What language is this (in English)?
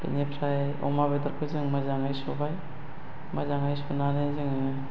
Bodo